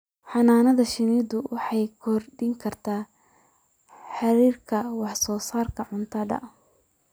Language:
Somali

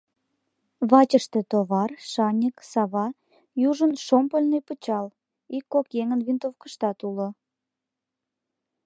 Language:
Mari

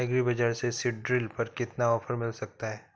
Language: Hindi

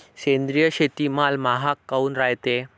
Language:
Marathi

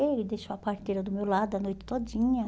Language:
Portuguese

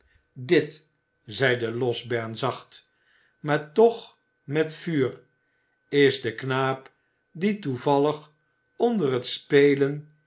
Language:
Dutch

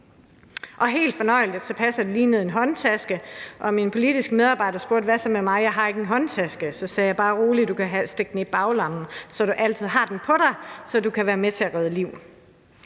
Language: Danish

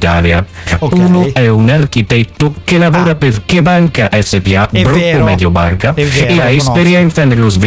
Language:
Italian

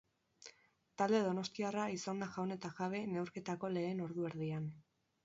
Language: Basque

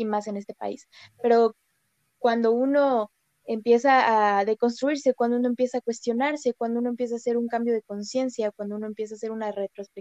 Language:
Spanish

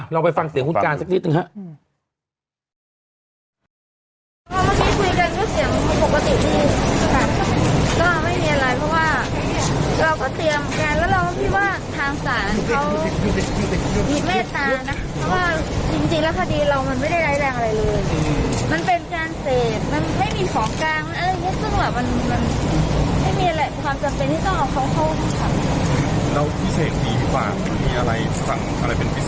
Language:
Thai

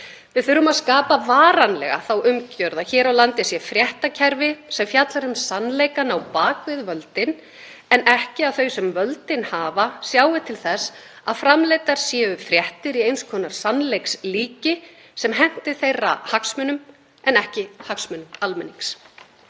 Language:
Icelandic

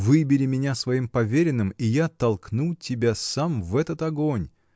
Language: Russian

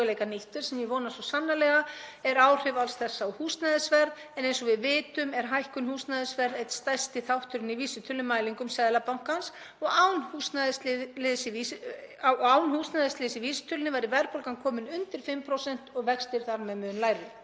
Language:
Icelandic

